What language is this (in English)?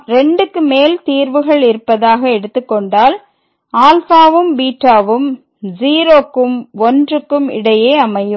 Tamil